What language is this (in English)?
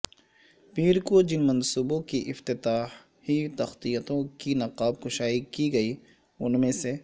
Urdu